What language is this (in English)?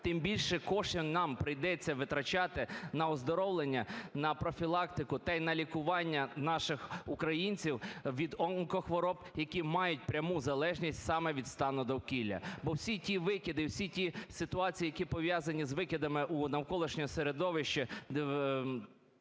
Ukrainian